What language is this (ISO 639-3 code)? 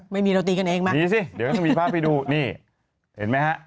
tha